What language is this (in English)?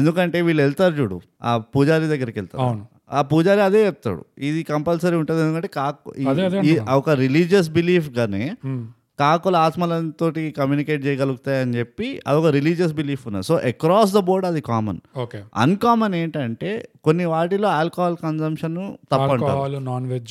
Telugu